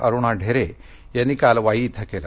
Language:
Marathi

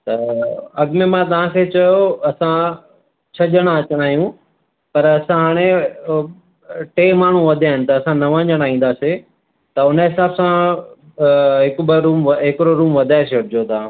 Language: Sindhi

